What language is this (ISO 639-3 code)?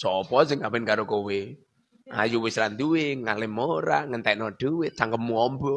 ind